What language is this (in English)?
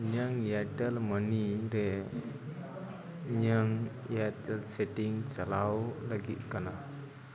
Santali